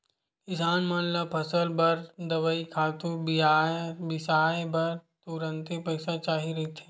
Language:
Chhattisgarhi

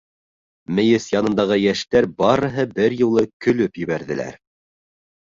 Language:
Bashkir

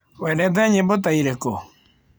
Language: Kikuyu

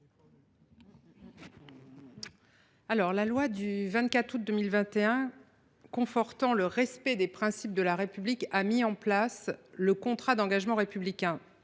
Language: French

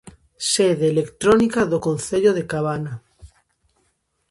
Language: Galician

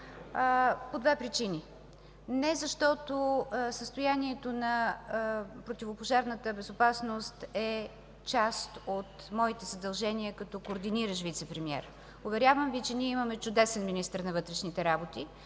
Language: Bulgarian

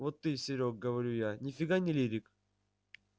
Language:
Russian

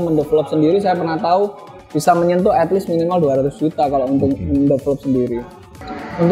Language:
Indonesian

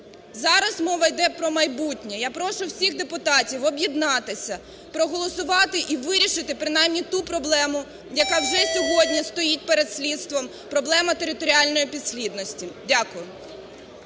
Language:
Ukrainian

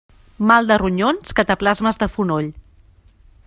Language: Catalan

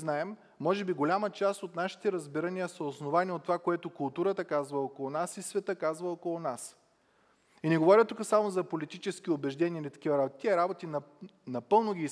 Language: Bulgarian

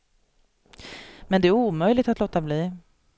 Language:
Swedish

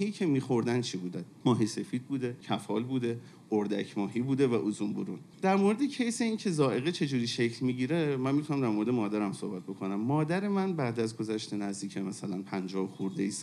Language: Persian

